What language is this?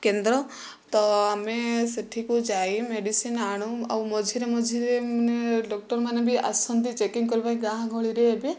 Odia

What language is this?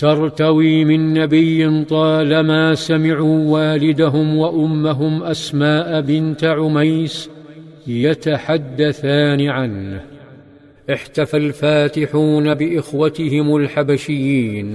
Arabic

